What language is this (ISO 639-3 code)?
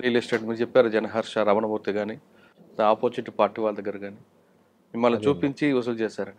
tel